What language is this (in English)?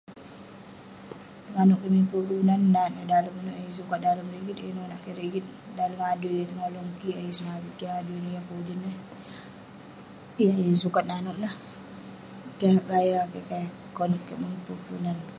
Western Penan